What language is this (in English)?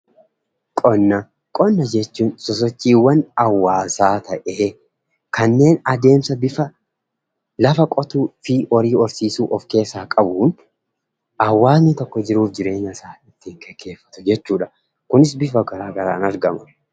Oromo